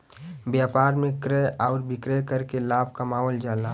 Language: Bhojpuri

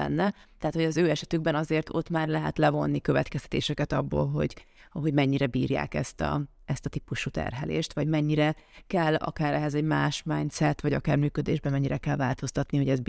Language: Hungarian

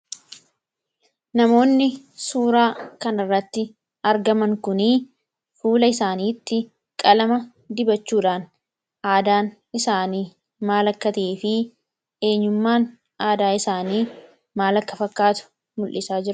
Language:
Oromo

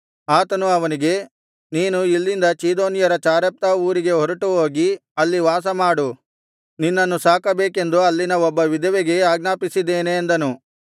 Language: Kannada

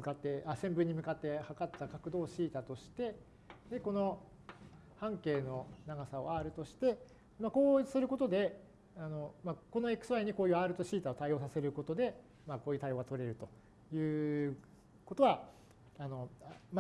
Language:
Japanese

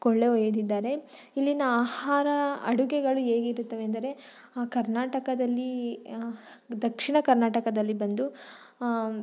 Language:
Kannada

